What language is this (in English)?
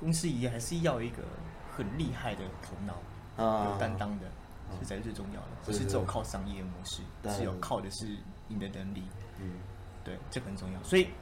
Chinese